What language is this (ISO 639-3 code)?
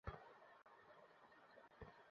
ben